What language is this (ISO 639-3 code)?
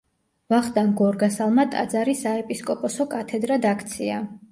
kat